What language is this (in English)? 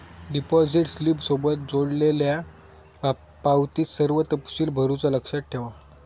Marathi